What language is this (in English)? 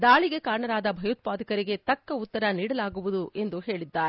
Kannada